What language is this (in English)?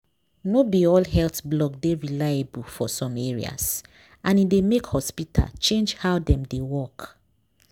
Nigerian Pidgin